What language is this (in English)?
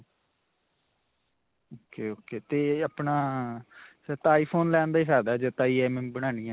Punjabi